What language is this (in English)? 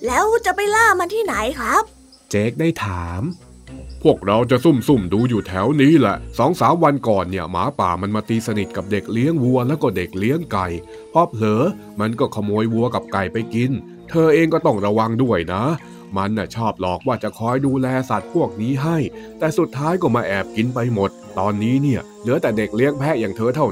Thai